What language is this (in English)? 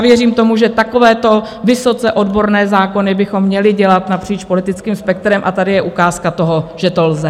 Czech